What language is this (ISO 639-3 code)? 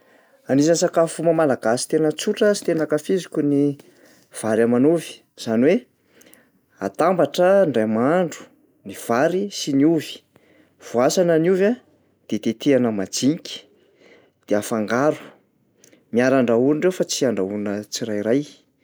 mlg